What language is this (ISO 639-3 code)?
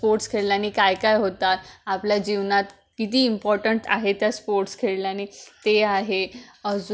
mar